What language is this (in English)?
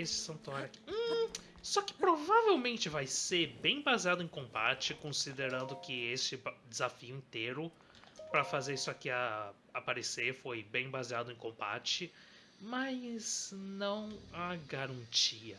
Portuguese